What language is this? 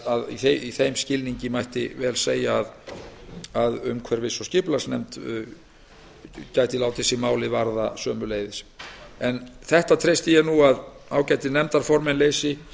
Icelandic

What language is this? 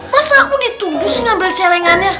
Indonesian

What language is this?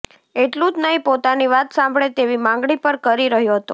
Gujarati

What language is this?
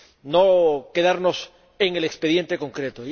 Spanish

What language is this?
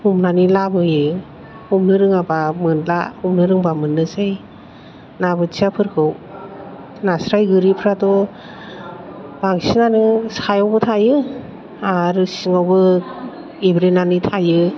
Bodo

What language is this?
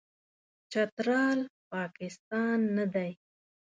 Pashto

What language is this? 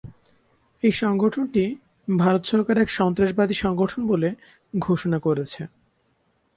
Bangla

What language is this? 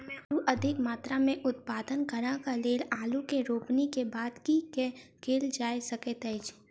Maithili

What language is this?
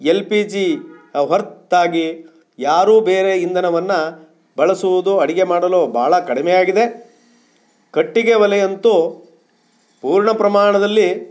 Kannada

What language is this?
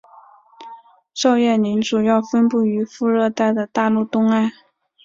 Chinese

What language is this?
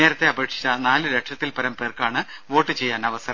Malayalam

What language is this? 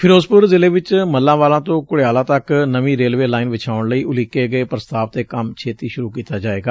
Punjabi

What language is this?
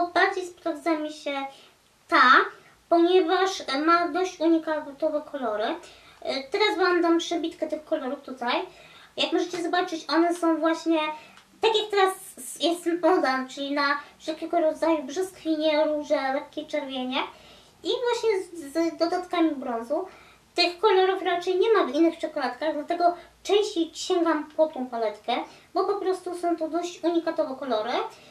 Polish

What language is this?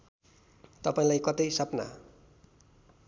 Nepali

